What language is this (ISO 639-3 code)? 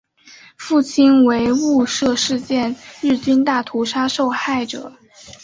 zho